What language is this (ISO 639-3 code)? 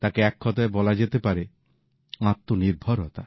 ben